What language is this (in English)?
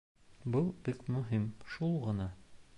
Bashkir